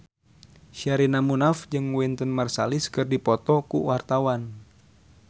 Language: Sundanese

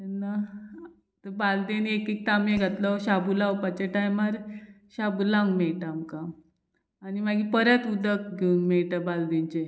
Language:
Konkani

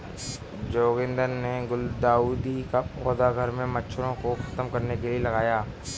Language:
Hindi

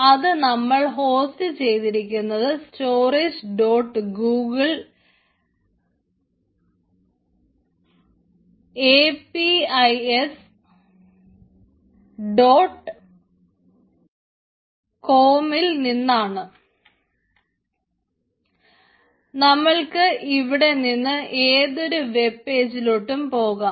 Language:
Malayalam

